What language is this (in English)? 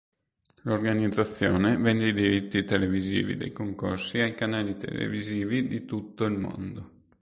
Italian